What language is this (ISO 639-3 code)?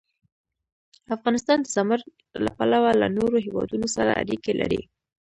pus